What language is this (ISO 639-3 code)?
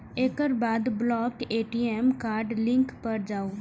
mai